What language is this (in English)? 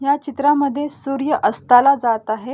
Marathi